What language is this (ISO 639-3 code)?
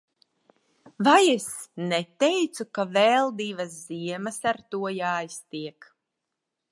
lav